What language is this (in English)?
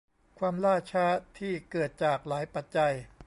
Thai